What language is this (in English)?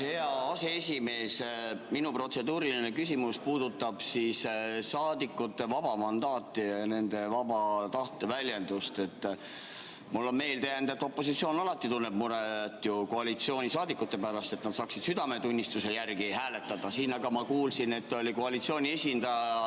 Estonian